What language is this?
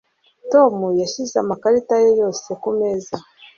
Kinyarwanda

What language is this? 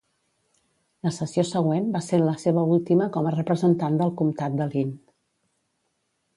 Catalan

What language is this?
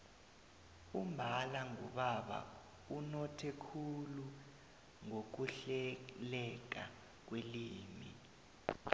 South Ndebele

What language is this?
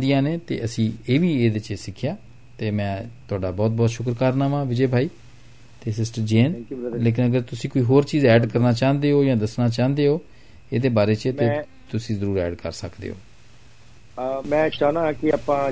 Punjabi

